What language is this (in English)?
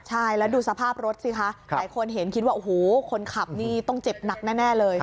Thai